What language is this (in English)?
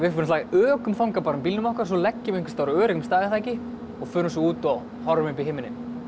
Icelandic